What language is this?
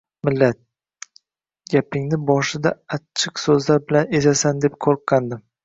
Uzbek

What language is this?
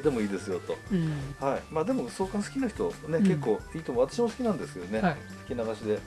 Japanese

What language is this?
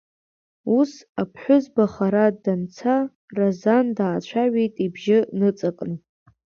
Abkhazian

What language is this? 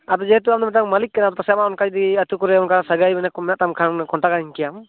Santali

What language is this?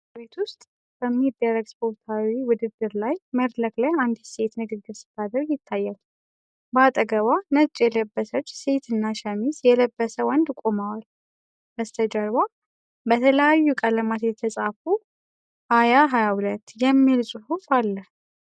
Amharic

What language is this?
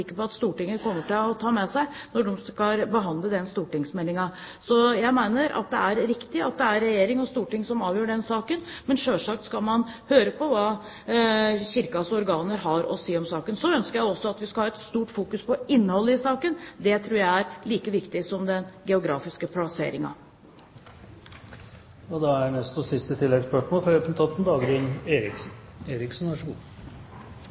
Norwegian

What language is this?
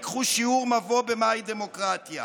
Hebrew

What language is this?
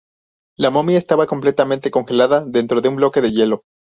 Spanish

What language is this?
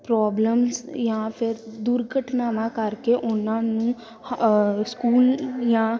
Punjabi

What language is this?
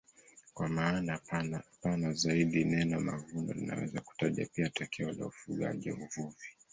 Swahili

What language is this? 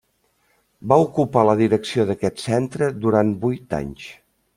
Catalan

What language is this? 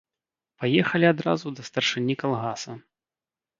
Belarusian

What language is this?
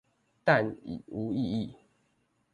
Chinese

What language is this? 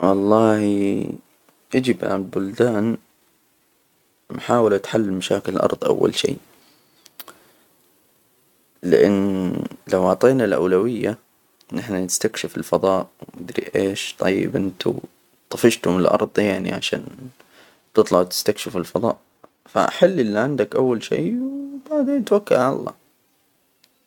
Hijazi Arabic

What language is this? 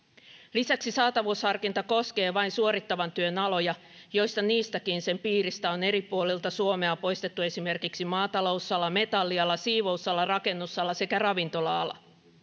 Finnish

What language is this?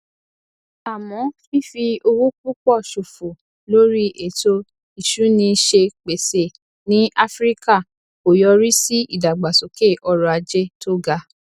Yoruba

